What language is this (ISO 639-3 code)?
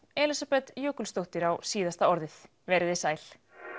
isl